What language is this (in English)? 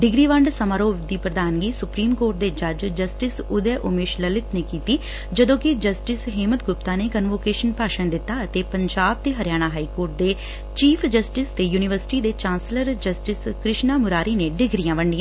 Punjabi